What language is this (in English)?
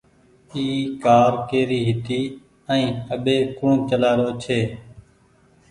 Goaria